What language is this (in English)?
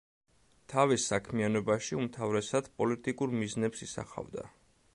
Georgian